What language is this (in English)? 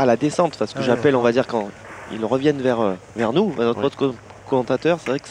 French